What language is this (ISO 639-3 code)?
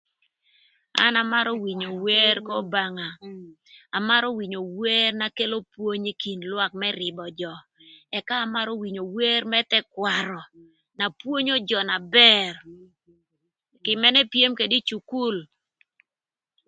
lth